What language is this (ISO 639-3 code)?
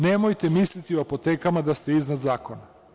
srp